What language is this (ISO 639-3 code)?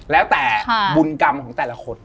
tha